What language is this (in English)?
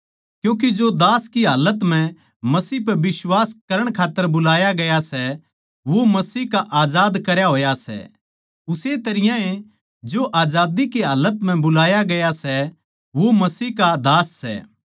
Haryanvi